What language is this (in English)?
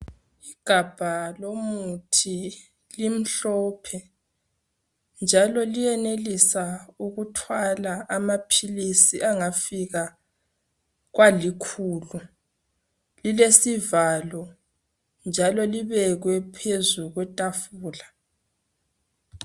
North Ndebele